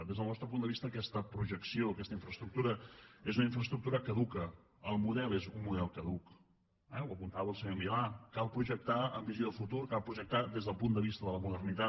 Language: Catalan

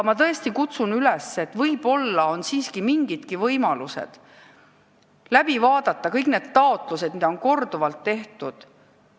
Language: Estonian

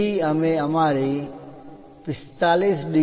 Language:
Gujarati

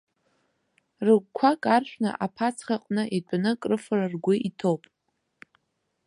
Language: Abkhazian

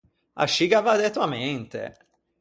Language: Ligurian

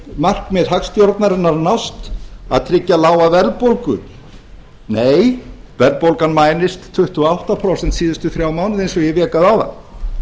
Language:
Icelandic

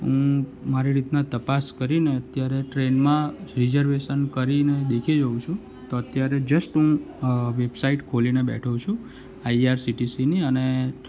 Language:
Gujarati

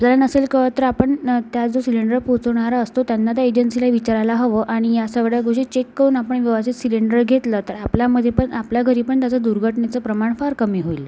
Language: Marathi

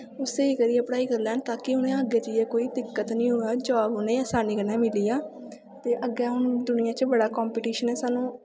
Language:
Dogri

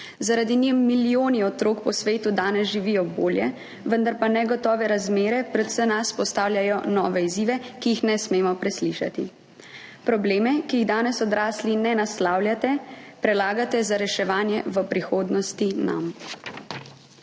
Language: Slovenian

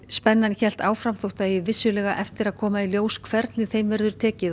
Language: Icelandic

